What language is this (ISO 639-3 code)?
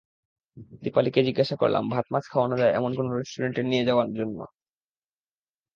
ben